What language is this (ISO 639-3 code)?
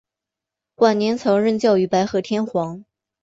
zho